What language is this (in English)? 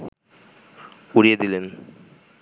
Bangla